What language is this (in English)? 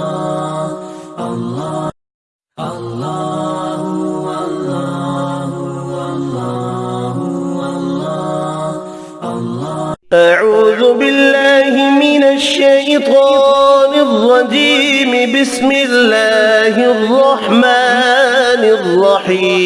Arabic